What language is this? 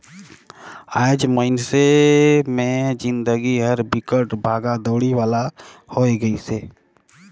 Chhattisgarhi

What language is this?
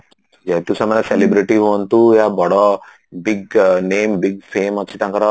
Odia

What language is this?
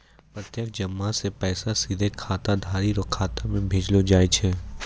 Maithili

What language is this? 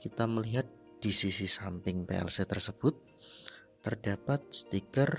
Indonesian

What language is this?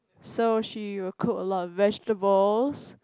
English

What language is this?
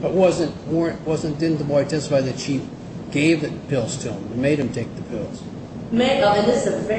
English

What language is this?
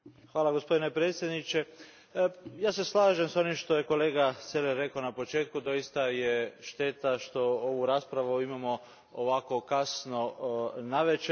Croatian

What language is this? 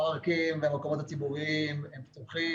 Hebrew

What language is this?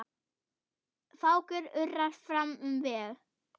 Icelandic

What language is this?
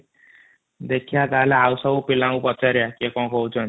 Odia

